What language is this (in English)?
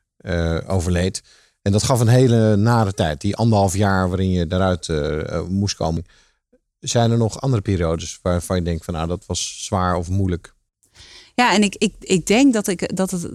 Dutch